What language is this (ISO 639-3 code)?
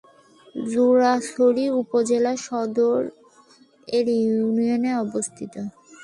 ben